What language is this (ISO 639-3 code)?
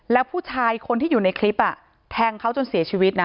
tha